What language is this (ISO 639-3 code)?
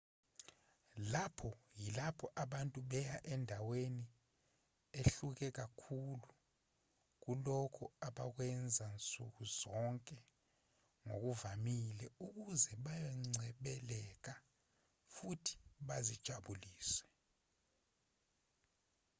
zul